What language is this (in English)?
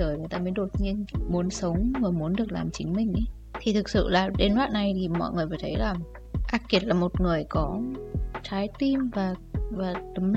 Vietnamese